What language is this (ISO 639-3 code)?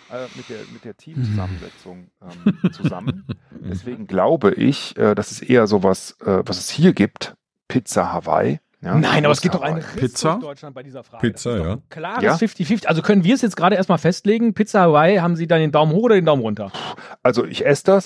deu